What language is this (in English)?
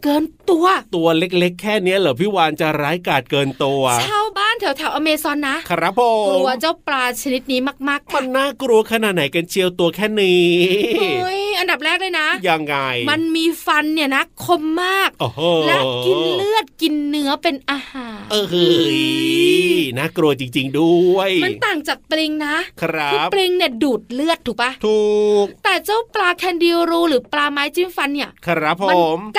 Thai